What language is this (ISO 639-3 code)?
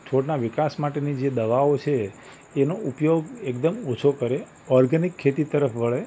guj